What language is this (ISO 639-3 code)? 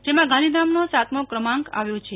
guj